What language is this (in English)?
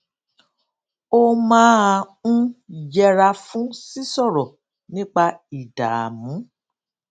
Yoruba